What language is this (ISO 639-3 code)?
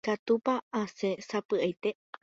grn